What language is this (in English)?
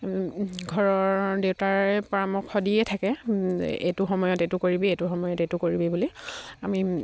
Assamese